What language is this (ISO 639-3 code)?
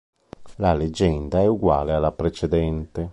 ita